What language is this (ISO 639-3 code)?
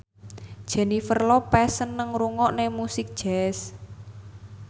jav